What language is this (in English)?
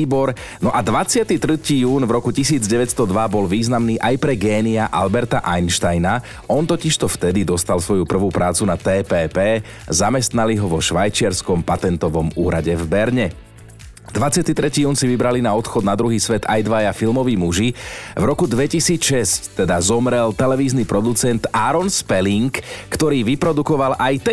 Slovak